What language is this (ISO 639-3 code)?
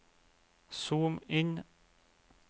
nor